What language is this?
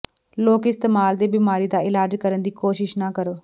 Punjabi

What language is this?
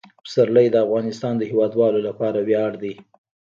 Pashto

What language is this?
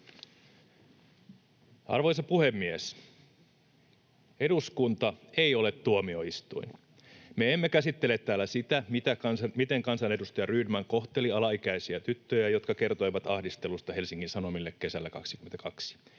Finnish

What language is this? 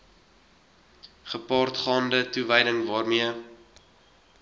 Afrikaans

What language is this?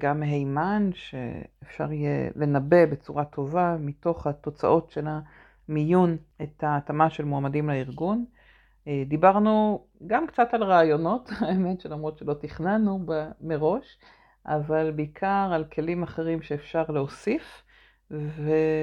Hebrew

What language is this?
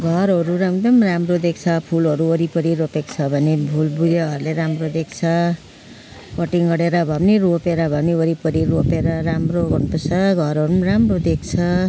Nepali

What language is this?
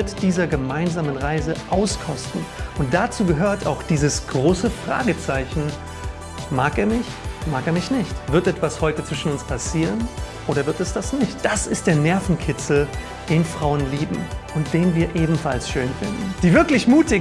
German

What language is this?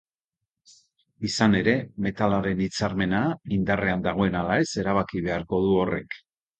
Basque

